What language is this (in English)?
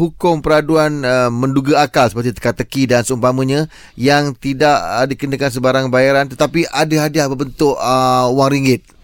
Malay